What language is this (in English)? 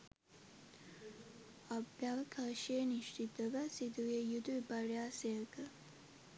Sinhala